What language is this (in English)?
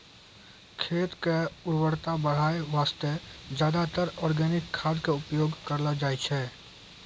Maithili